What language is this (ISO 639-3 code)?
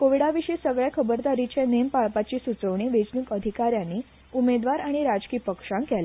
kok